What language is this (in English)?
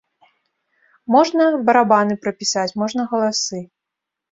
Belarusian